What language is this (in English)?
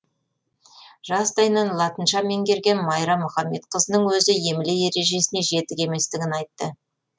Kazakh